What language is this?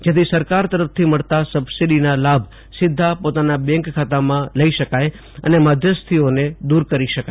Gujarati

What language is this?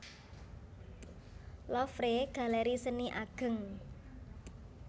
Javanese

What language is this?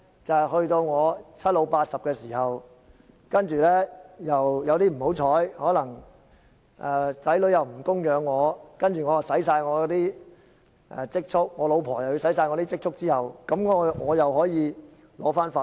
Cantonese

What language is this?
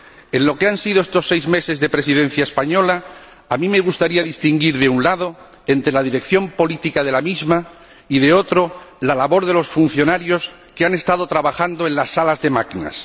Spanish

